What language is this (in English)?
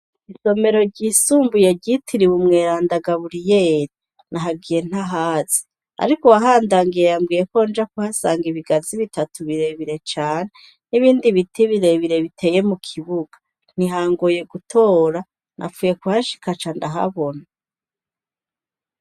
Rundi